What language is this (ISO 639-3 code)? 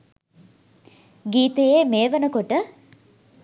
sin